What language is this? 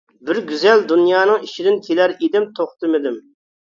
Uyghur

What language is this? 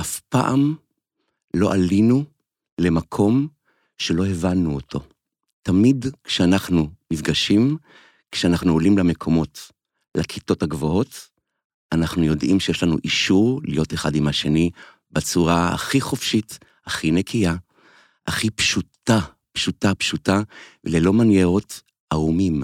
Hebrew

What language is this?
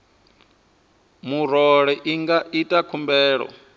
Venda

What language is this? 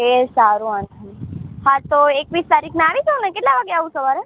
Gujarati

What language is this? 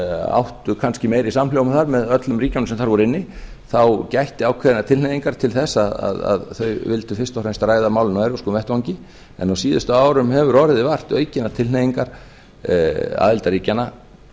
Icelandic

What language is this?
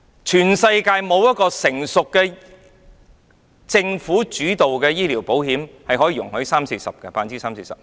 Cantonese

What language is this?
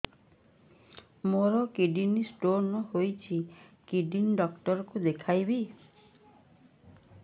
Odia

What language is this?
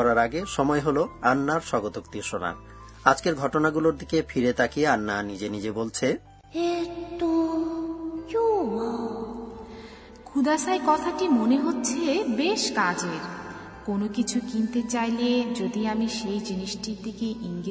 Bangla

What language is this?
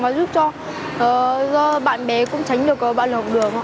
Vietnamese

